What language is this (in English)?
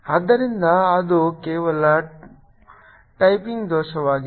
Kannada